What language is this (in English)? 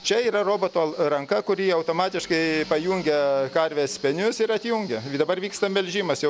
Lithuanian